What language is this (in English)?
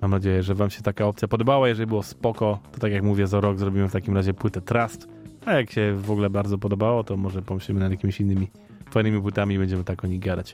Polish